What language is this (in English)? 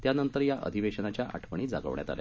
Marathi